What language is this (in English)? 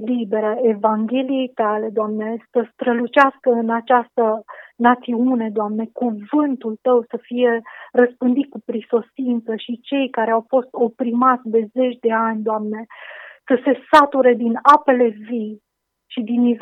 Romanian